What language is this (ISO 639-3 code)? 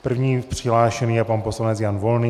ces